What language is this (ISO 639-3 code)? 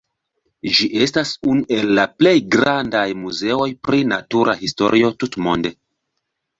epo